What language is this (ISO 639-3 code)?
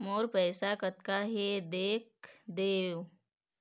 hne